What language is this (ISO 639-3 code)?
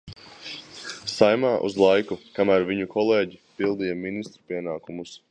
lav